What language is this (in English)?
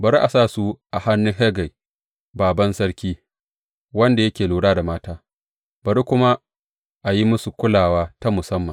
Hausa